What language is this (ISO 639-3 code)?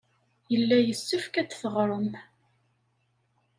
kab